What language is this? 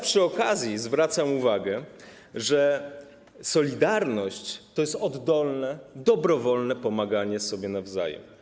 Polish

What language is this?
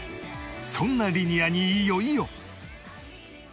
Japanese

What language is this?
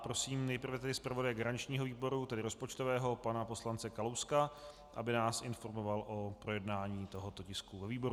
Czech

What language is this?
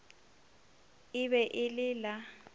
Northern Sotho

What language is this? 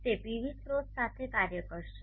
Gujarati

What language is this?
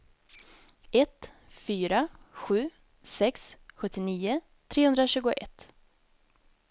Swedish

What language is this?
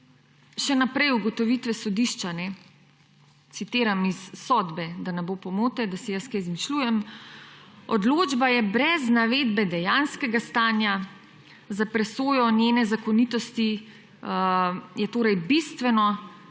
Slovenian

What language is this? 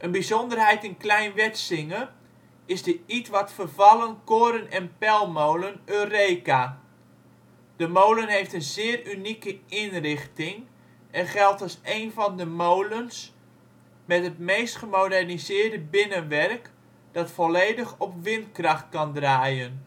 Dutch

